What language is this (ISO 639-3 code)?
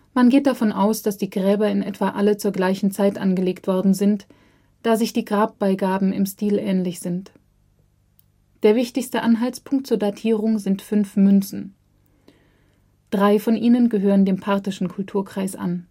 deu